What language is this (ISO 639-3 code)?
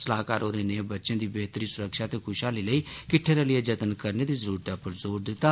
doi